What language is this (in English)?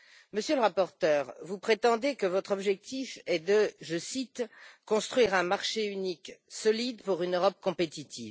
French